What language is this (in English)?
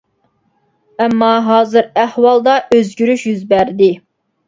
Uyghur